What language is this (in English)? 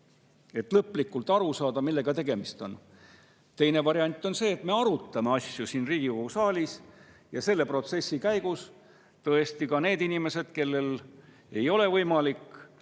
Estonian